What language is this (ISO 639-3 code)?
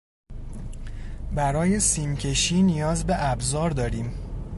fas